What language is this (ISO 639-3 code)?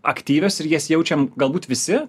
lit